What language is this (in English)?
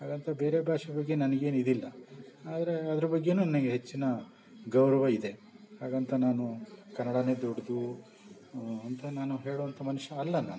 Kannada